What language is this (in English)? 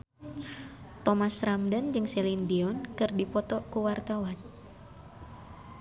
Sundanese